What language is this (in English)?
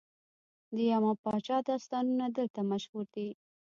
Pashto